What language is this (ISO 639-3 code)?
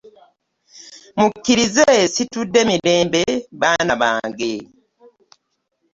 lug